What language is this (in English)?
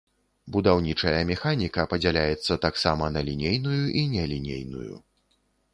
Belarusian